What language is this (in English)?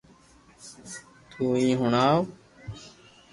Loarki